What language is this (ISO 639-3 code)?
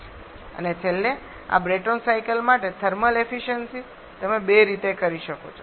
guj